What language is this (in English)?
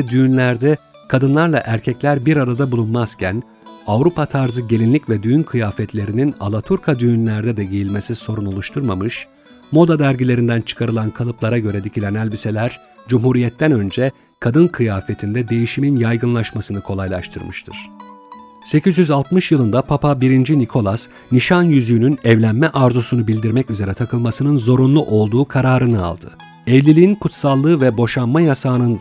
Turkish